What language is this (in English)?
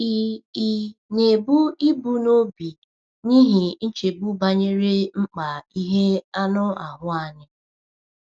Igbo